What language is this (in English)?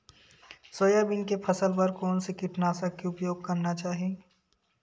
Chhattisgarhi